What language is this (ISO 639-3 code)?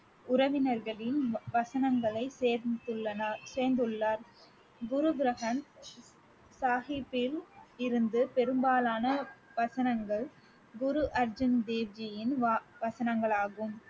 tam